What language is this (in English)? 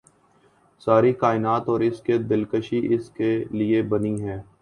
Urdu